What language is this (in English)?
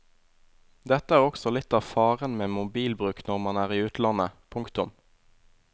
Norwegian